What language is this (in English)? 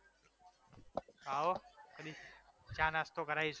Gujarati